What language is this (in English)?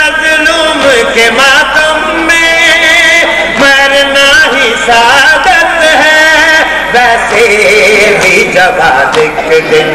Arabic